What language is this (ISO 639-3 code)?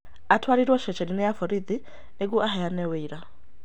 kik